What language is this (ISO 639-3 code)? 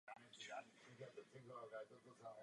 ces